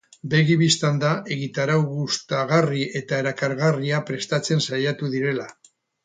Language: Basque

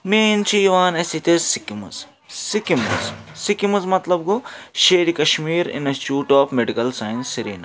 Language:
Kashmiri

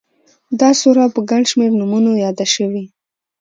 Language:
Pashto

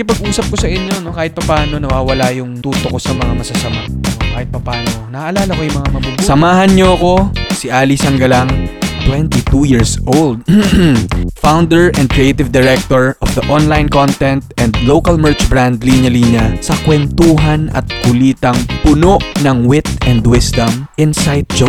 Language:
Filipino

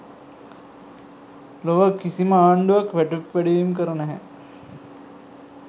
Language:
Sinhala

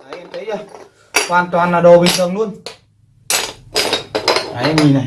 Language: Vietnamese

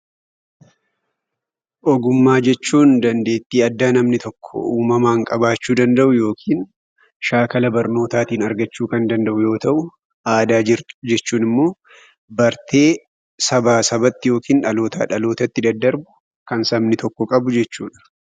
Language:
Oromo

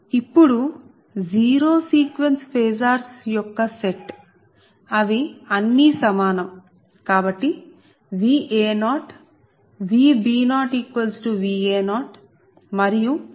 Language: Telugu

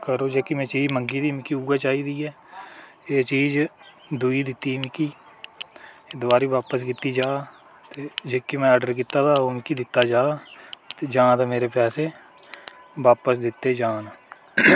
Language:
Dogri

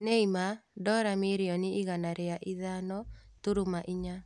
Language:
Kikuyu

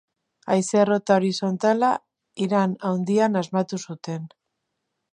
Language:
Basque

